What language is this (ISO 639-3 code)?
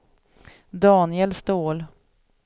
swe